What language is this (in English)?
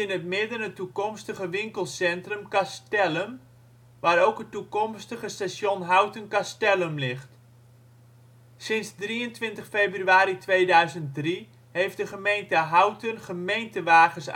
Dutch